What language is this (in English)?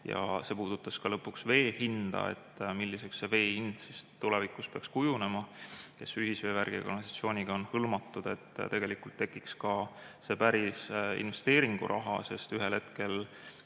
Estonian